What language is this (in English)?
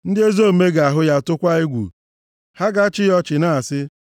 Igbo